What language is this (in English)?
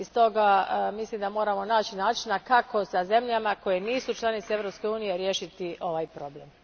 Croatian